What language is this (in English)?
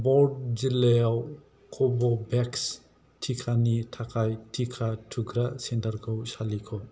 Bodo